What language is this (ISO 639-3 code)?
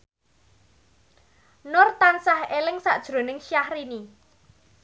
jav